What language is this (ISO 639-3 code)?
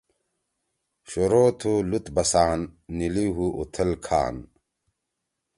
trw